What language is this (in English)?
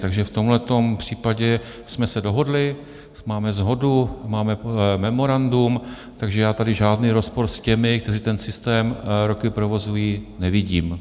Czech